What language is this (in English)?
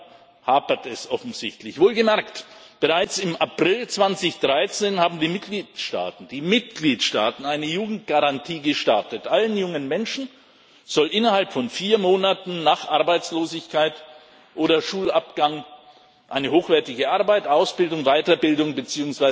German